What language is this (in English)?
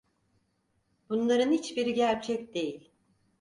Turkish